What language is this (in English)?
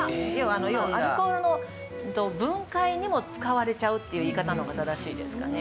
Japanese